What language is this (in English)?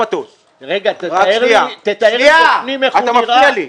Hebrew